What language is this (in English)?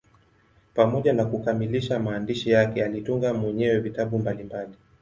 Swahili